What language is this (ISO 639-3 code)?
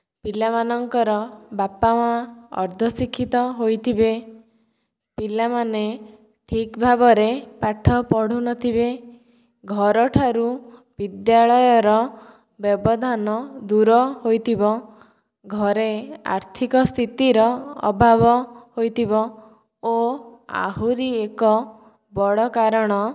ori